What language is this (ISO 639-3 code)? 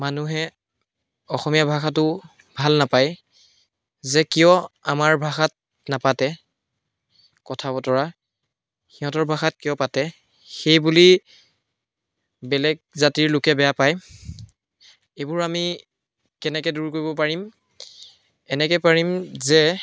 asm